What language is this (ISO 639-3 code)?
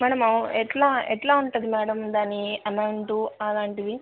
tel